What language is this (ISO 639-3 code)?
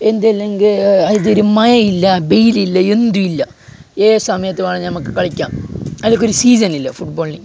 mal